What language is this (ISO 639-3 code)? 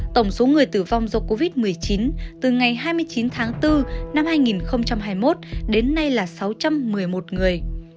vie